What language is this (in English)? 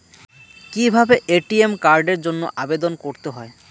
Bangla